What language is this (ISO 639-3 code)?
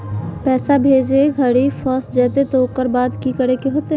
mag